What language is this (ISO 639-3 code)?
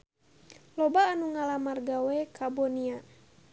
sun